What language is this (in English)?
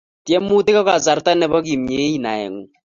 Kalenjin